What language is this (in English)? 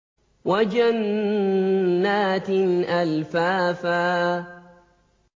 Arabic